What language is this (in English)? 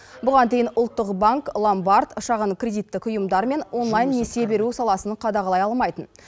Kazakh